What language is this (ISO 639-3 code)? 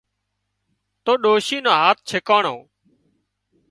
kxp